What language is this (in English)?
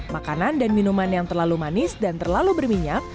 Indonesian